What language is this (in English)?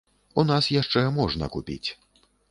Belarusian